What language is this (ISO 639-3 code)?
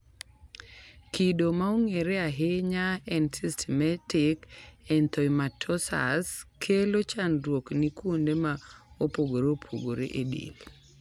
luo